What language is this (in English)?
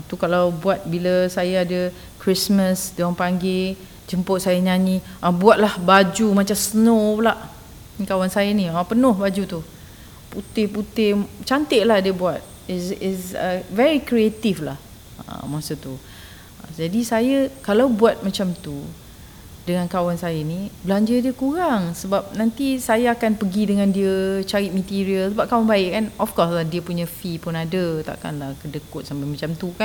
Malay